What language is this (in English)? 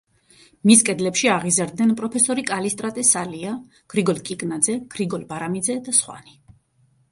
Georgian